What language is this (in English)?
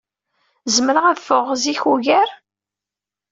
Kabyle